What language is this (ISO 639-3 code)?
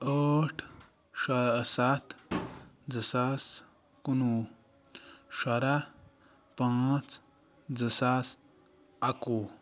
kas